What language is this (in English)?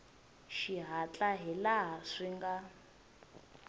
Tsonga